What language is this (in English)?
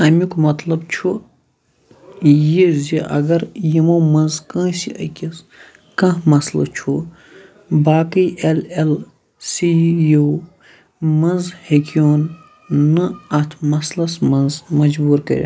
Kashmiri